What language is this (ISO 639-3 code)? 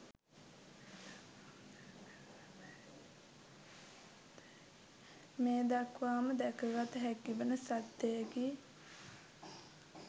sin